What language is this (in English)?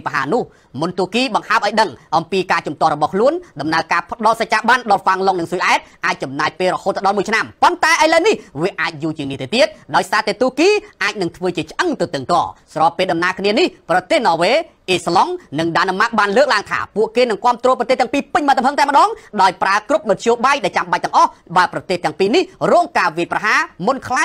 Thai